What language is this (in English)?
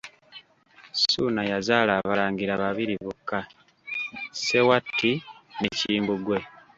Ganda